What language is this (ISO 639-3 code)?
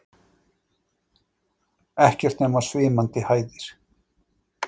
isl